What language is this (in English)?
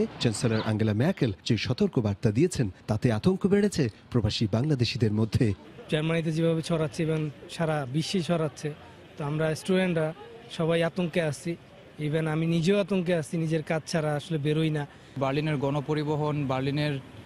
Turkish